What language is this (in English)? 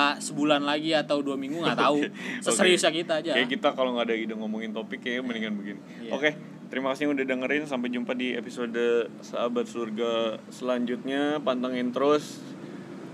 Indonesian